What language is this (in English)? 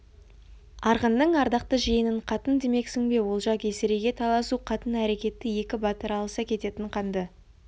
Kazakh